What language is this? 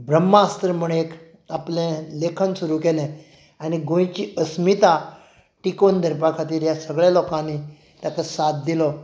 Konkani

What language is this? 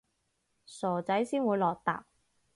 Cantonese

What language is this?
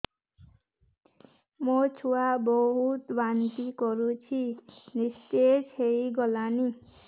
Odia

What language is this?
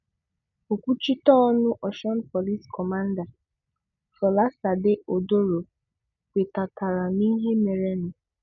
Igbo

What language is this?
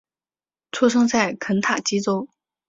Chinese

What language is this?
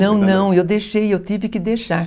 Portuguese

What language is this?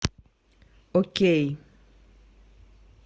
Russian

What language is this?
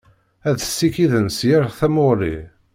Kabyle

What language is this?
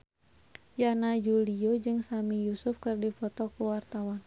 Sundanese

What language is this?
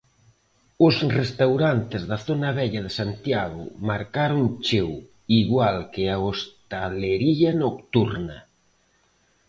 Galician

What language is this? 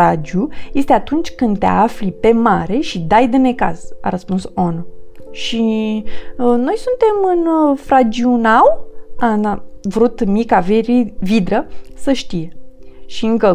Romanian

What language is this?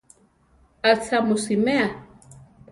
Central Tarahumara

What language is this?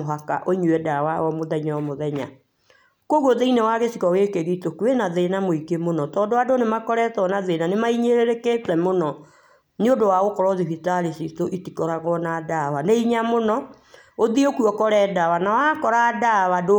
Kikuyu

